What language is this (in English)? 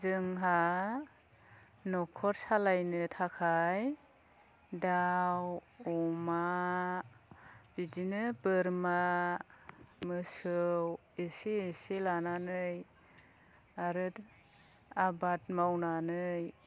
Bodo